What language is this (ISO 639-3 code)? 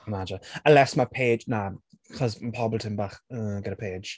cym